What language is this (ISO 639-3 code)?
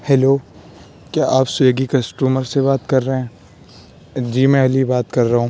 urd